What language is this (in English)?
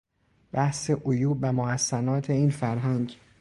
Persian